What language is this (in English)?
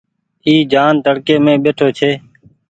Goaria